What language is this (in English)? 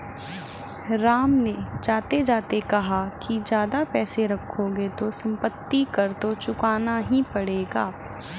Hindi